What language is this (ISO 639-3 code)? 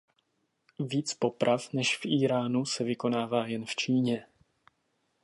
ces